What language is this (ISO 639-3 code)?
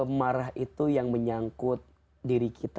ind